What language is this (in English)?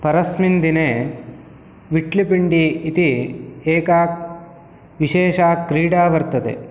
Sanskrit